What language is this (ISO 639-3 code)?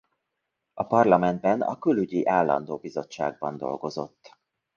hun